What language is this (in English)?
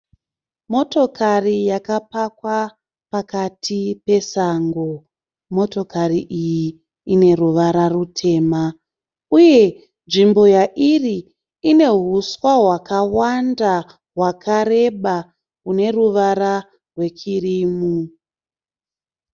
Shona